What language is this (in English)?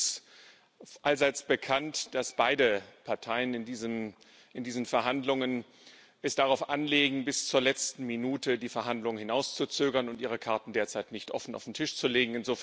German